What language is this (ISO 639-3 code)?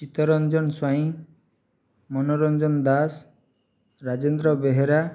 ori